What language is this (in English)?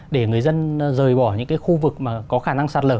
Vietnamese